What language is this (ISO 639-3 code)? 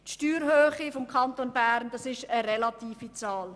gsw